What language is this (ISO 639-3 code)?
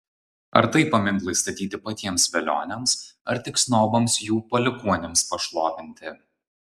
lit